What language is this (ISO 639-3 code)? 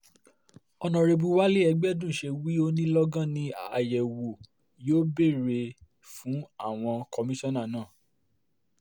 yor